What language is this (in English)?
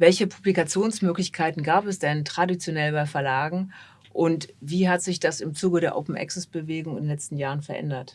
German